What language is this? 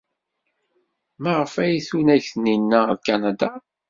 Kabyle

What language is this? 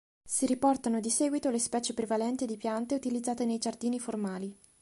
Italian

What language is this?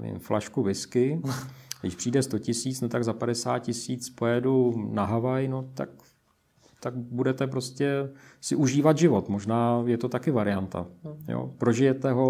Czech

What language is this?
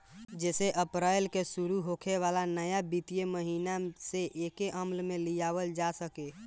Bhojpuri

